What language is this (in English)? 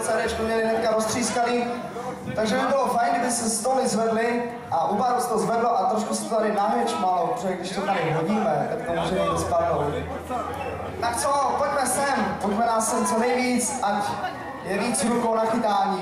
Czech